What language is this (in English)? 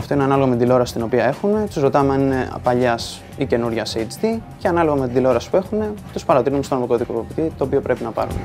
Greek